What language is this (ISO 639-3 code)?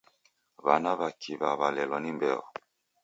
dav